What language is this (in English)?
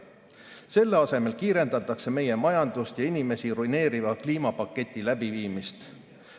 Estonian